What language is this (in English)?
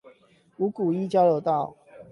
Chinese